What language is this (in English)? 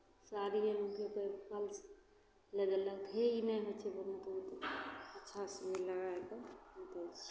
Maithili